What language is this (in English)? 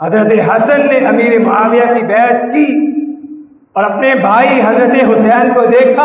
Urdu